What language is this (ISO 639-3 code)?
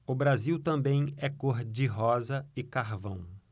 por